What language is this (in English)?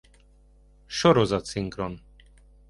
Hungarian